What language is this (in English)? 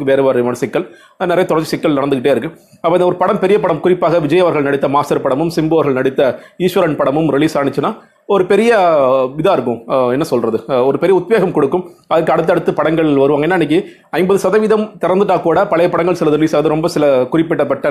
Tamil